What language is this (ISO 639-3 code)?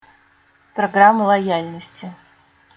rus